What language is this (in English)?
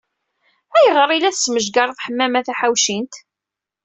Kabyle